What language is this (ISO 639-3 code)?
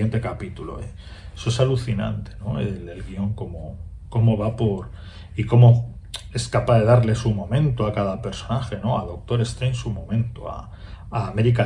spa